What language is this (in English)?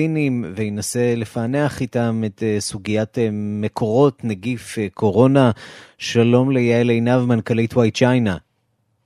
Hebrew